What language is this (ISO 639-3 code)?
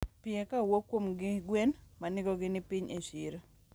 luo